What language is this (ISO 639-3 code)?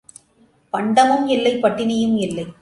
tam